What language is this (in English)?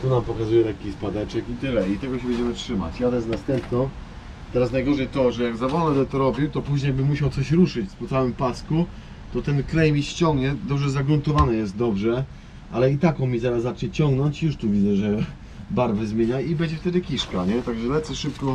Polish